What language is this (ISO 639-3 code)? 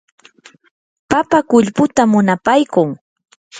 qur